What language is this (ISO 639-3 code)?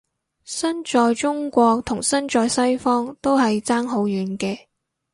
yue